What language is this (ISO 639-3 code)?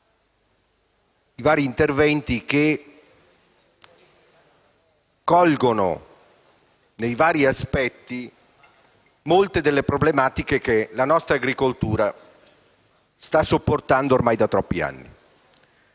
ita